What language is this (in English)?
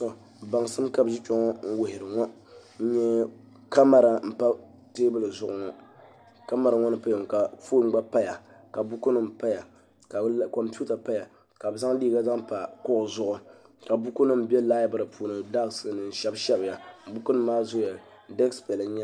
Dagbani